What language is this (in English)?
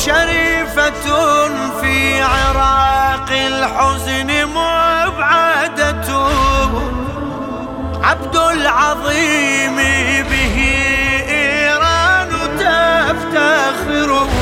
Arabic